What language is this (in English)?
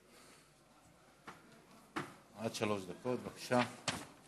Hebrew